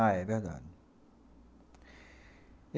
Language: Portuguese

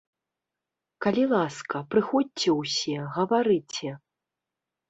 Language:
Belarusian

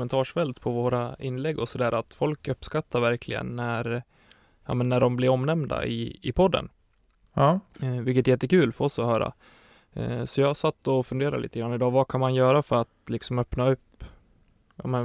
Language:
Swedish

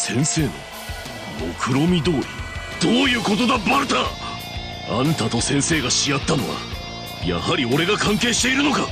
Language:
Japanese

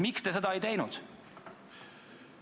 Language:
Estonian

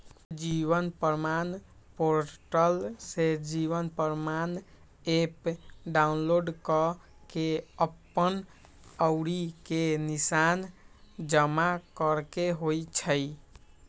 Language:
Magahi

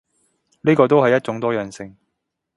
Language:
Cantonese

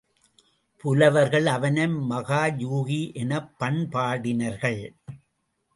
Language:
Tamil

